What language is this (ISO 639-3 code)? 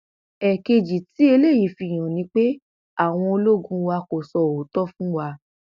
yor